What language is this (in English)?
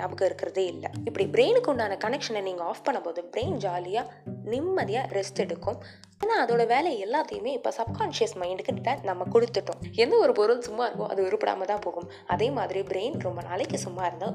Tamil